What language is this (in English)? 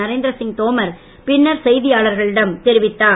Tamil